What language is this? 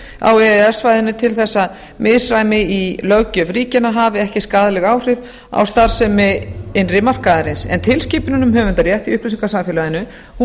Icelandic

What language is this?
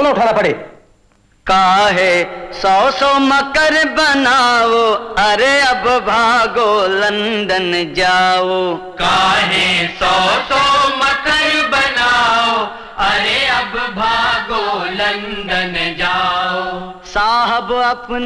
Hindi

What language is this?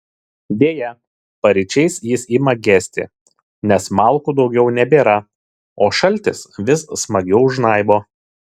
Lithuanian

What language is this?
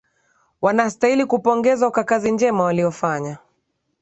Swahili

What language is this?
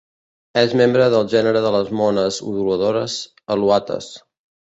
Catalan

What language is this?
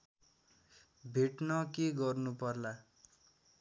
Nepali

